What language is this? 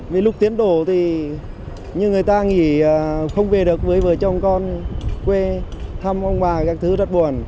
Vietnamese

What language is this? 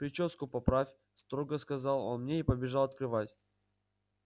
Russian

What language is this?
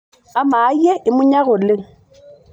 Masai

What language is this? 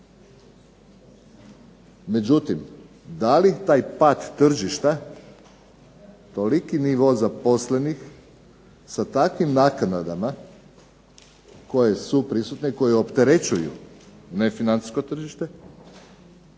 Croatian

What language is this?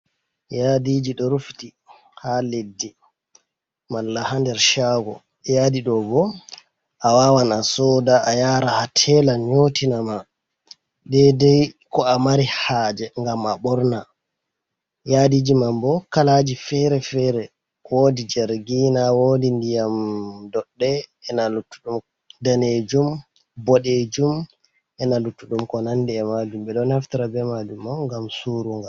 Fula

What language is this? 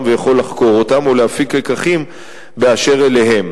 Hebrew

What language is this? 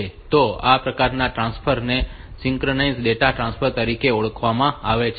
Gujarati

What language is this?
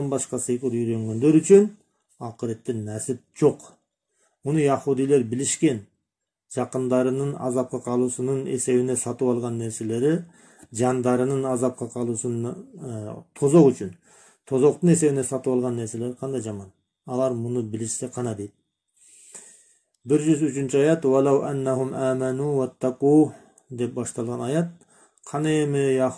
Turkish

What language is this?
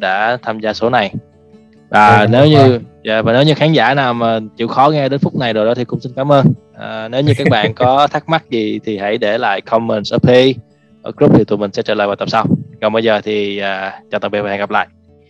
Vietnamese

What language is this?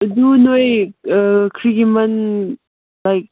Manipuri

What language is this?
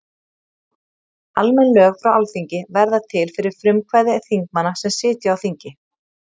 Icelandic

